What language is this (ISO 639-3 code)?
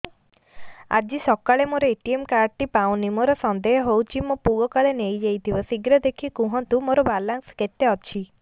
ori